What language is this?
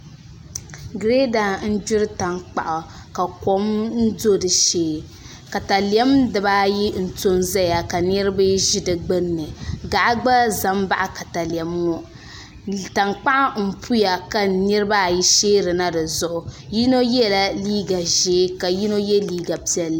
Dagbani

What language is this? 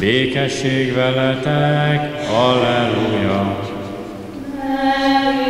Hungarian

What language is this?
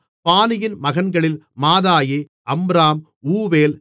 Tamil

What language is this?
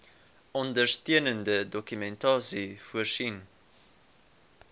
Afrikaans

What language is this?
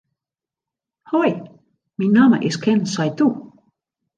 Western Frisian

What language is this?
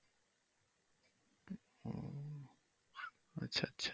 Bangla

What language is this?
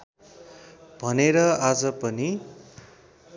Nepali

